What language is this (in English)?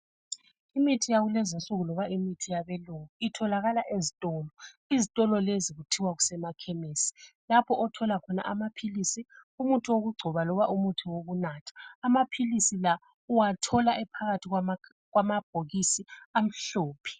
North Ndebele